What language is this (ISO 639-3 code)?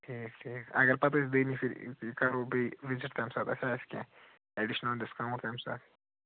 kas